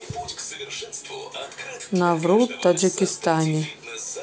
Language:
Russian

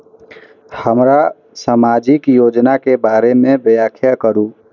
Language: Maithili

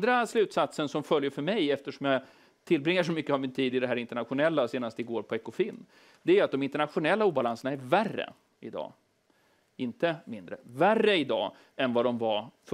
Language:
Swedish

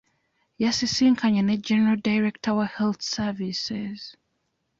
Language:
Ganda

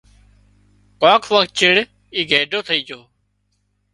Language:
Wadiyara Koli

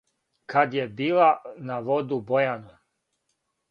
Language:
Serbian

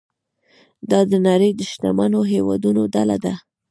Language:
Pashto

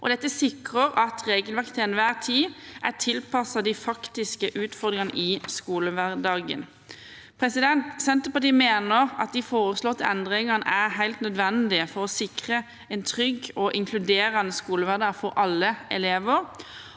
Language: Norwegian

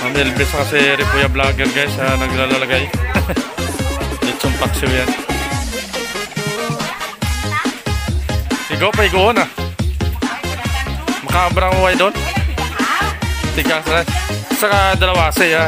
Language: Thai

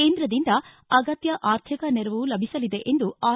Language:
Kannada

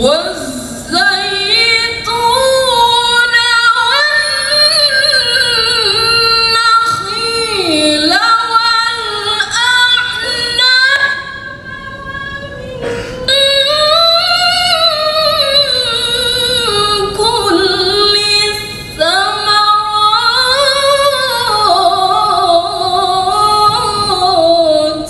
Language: Arabic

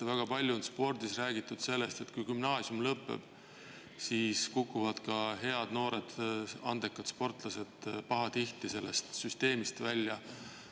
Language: Estonian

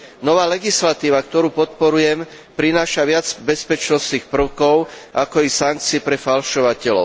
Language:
Slovak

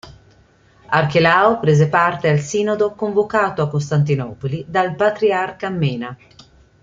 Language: Italian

